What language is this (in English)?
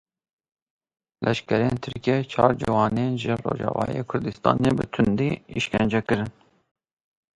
Kurdish